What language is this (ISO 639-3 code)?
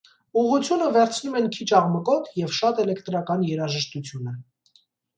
hye